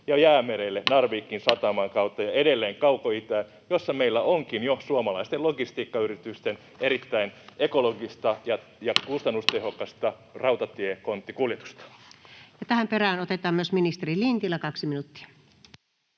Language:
Finnish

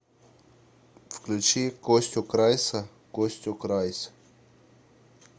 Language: Russian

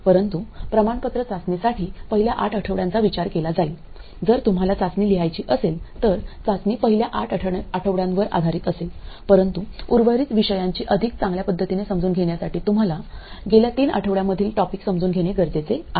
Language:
Marathi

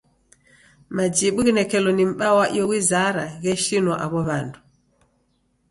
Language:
Taita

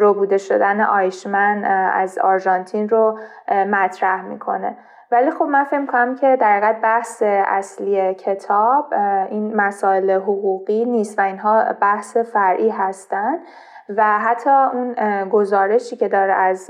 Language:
Persian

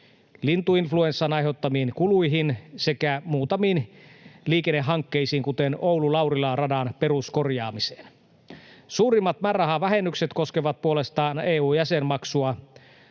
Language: Finnish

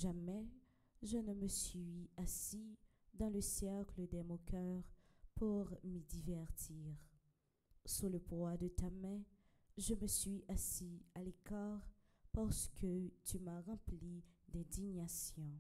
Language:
French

